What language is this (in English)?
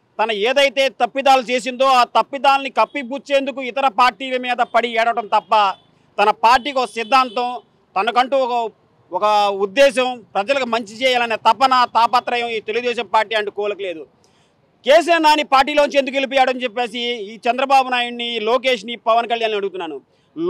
Telugu